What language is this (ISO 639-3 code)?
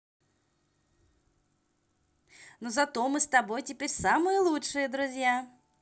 rus